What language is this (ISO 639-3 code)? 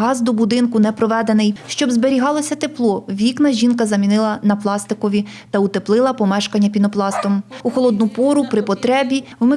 ukr